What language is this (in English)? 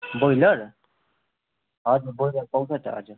Nepali